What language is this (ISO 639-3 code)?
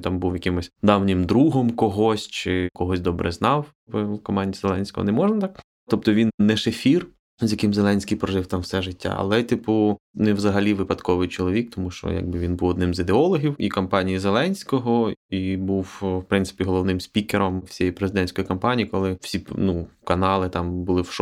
ukr